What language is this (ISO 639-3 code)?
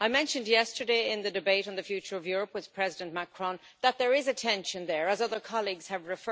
eng